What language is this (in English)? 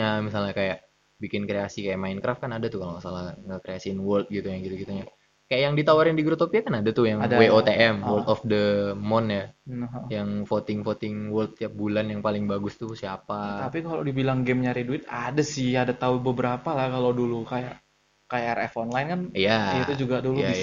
Indonesian